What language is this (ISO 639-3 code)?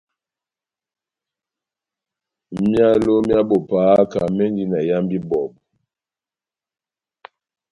bnm